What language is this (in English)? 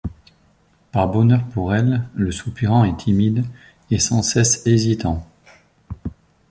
French